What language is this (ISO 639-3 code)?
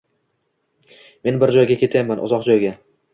uzb